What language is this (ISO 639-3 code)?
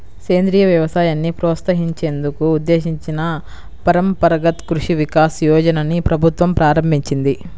tel